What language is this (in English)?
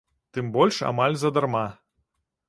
Belarusian